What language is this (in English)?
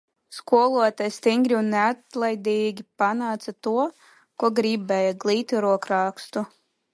Latvian